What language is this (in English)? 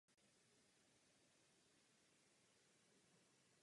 Czech